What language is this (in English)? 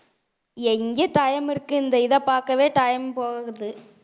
Tamil